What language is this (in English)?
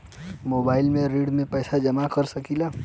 Bhojpuri